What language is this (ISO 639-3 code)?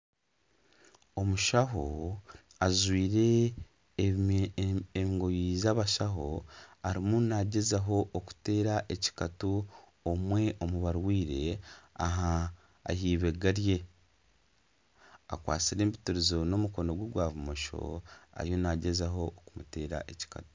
nyn